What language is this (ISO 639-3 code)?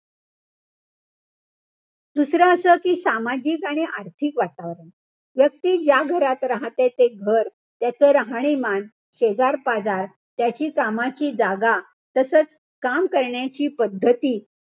mar